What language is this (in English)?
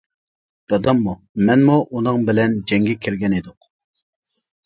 Uyghur